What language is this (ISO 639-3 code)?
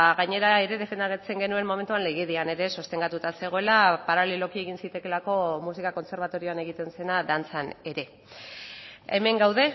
eus